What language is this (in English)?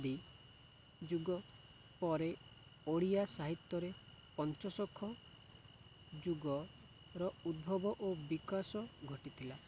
Odia